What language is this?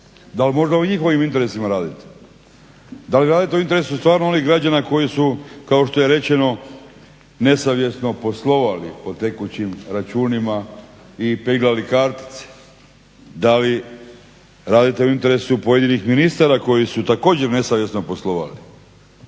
Croatian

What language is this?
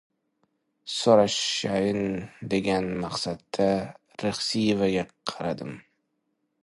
Uzbek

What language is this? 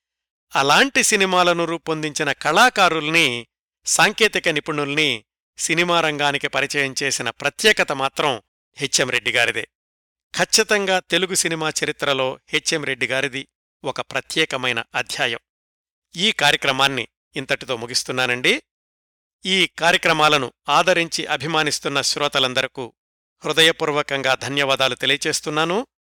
Telugu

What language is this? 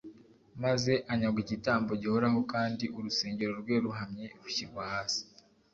Kinyarwanda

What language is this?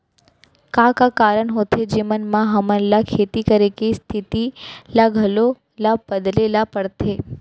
Chhattisgarhi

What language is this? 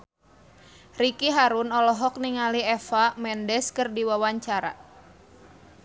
Sundanese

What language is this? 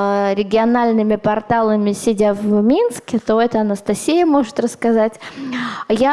Russian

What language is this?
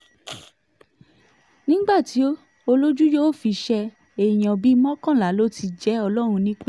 Yoruba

